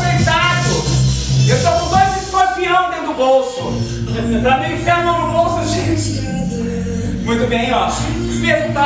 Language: Portuguese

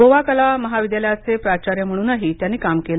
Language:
Marathi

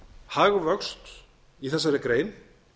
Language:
Icelandic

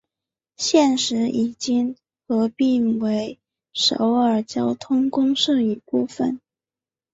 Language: Chinese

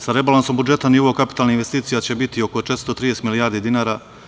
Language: Serbian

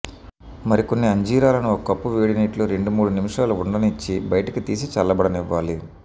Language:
Telugu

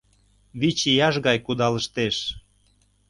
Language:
Mari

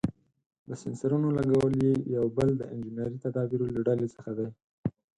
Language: Pashto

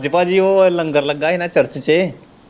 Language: Punjabi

